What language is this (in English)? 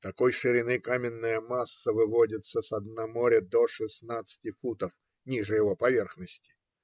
Russian